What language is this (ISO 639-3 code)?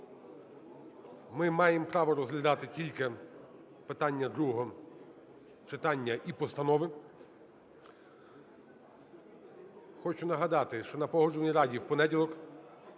ukr